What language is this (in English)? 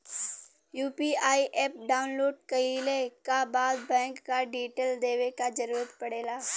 Bhojpuri